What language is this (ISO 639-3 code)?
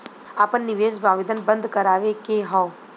bho